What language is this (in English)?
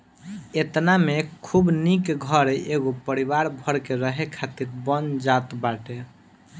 Bhojpuri